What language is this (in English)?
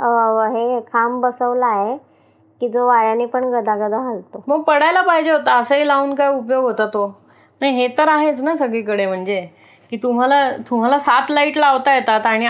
Marathi